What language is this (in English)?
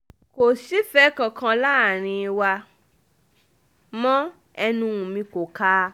Yoruba